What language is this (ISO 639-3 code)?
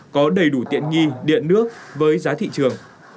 vie